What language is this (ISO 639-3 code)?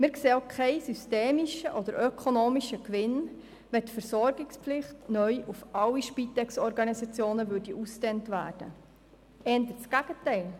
gsw